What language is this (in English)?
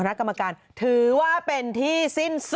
Thai